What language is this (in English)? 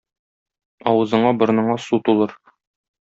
Tatar